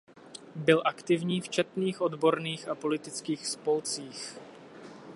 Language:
Czech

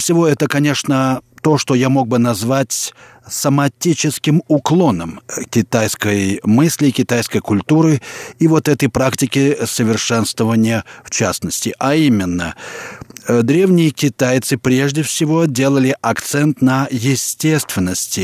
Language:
Russian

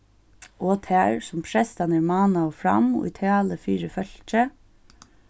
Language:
Faroese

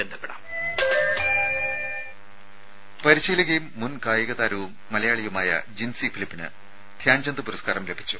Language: Malayalam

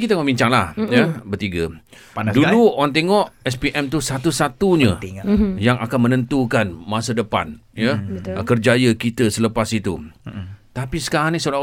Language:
Malay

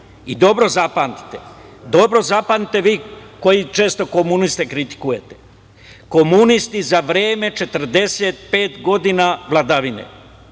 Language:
Serbian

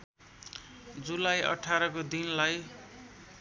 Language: Nepali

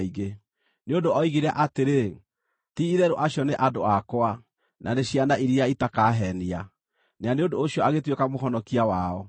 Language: Kikuyu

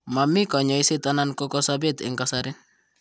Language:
Kalenjin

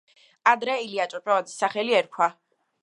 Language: Georgian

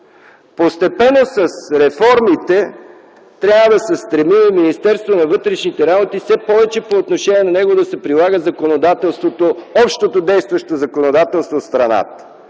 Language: Bulgarian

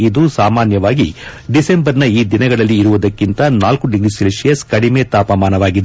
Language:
Kannada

